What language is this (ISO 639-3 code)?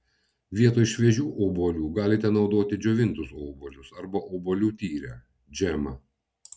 lit